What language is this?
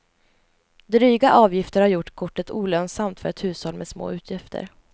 Swedish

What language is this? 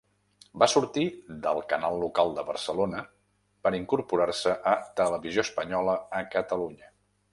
Catalan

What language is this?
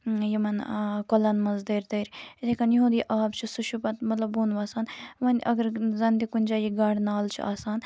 Kashmiri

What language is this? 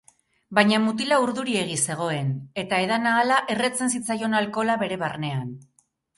Basque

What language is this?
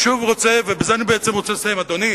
Hebrew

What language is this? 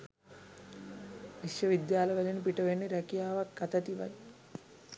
Sinhala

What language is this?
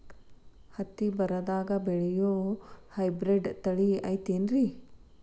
Kannada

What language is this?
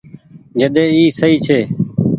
Goaria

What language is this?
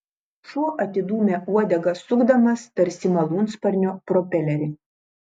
Lithuanian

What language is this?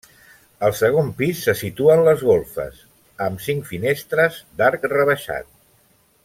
Catalan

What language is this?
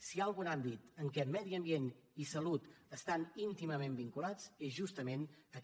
Catalan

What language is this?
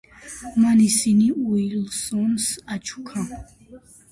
Georgian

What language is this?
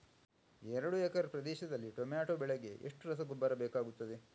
Kannada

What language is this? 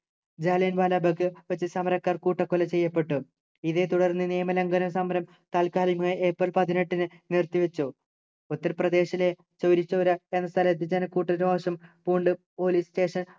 Malayalam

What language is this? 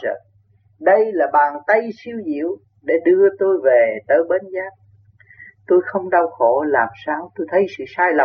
Vietnamese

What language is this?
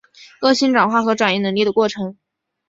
Chinese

